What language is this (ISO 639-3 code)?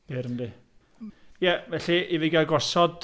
cym